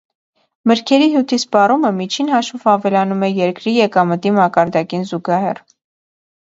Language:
Armenian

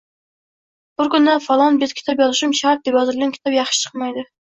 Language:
Uzbek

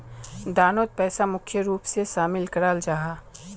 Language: Magahi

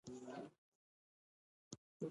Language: Pashto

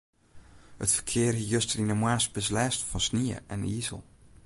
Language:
Western Frisian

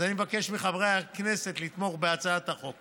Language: Hebrew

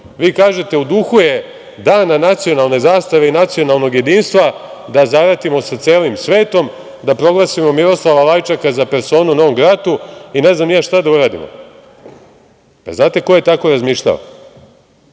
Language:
Serbian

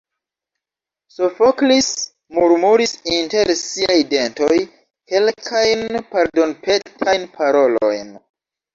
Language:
Esperanto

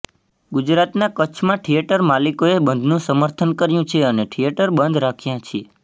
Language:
Gujarati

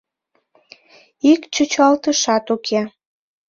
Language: Mari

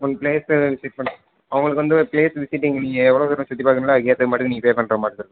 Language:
Tamil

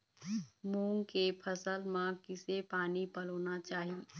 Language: Chhattisgarhi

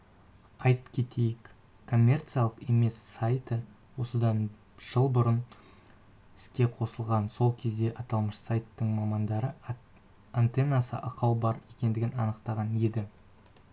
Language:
Kazakh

